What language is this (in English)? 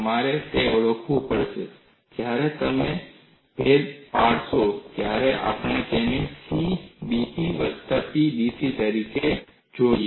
Gujarati